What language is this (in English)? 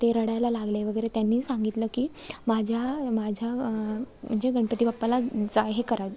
Marathi